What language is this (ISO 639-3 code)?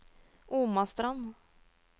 nor